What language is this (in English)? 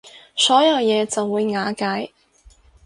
Cantonese